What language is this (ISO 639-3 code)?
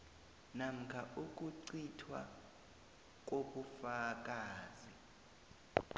nbl